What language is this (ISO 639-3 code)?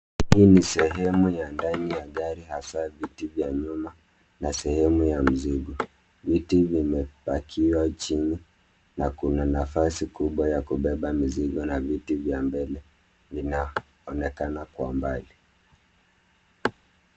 swa